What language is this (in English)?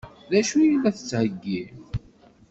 Kabyle